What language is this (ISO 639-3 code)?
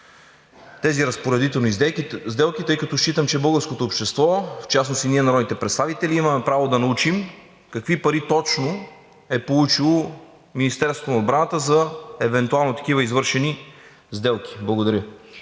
bul